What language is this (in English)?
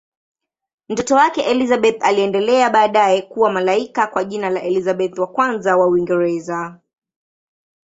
Swahili